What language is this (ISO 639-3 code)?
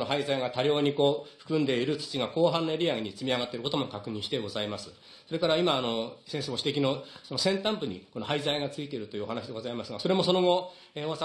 jpn